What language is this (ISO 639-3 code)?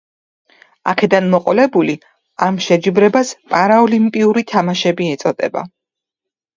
kat